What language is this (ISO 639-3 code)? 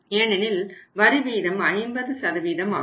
tam